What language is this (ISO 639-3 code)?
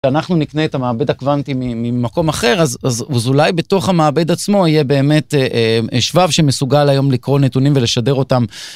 heb